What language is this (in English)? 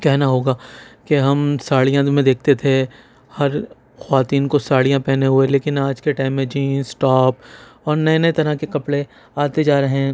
Urdu